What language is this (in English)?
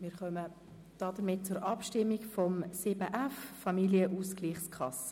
Swiss German